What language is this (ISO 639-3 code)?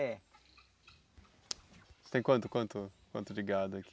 por